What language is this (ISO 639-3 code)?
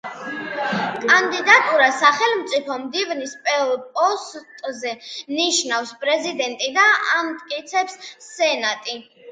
kat